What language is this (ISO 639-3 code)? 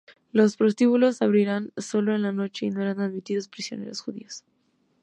spa